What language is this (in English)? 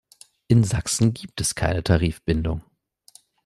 German